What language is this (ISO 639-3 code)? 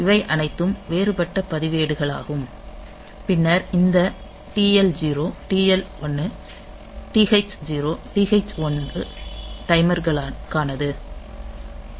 tam